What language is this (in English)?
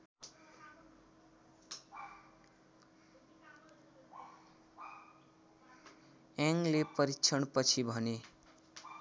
Nepali